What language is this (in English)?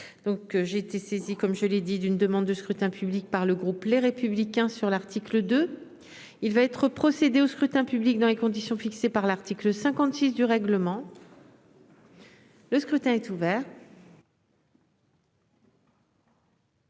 French